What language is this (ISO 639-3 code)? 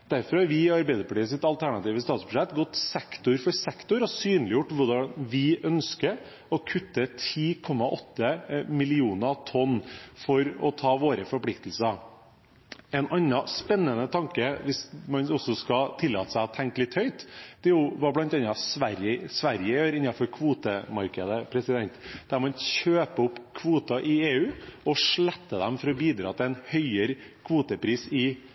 nob